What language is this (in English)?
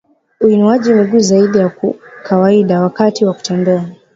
Swahili